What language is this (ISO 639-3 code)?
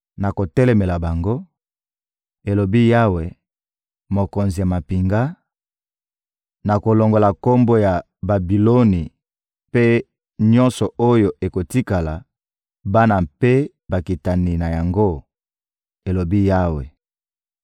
lin